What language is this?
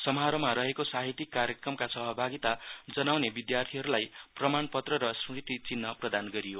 Nepali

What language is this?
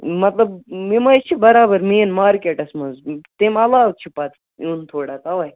Kashmiri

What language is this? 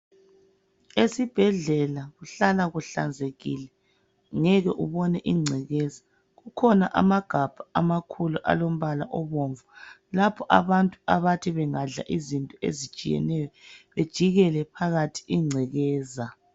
North Ndebele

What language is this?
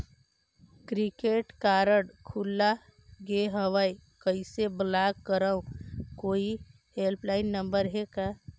Chhattisgarhi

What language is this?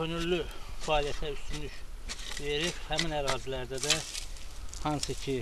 Turkish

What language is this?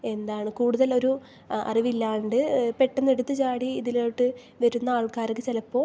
Malayalam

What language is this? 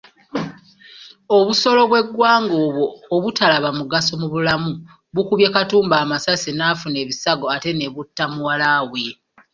Ganda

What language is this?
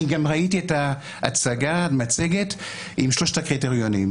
Hebrew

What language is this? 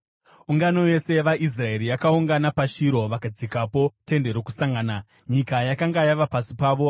Shona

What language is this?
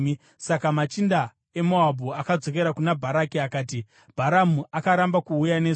Shona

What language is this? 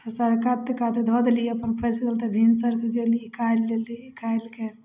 Maithili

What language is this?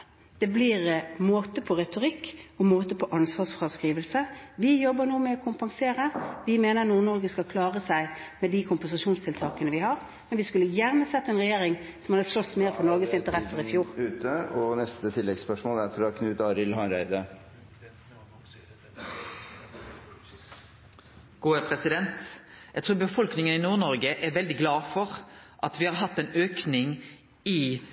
Norwegian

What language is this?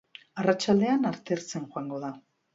Basque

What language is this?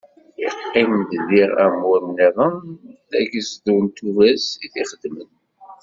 Kabyle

